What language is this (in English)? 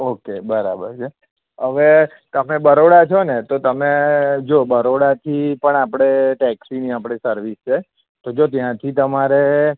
Gujarati